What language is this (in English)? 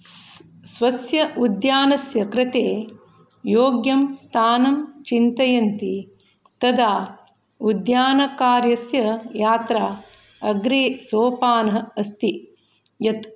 Sanskrit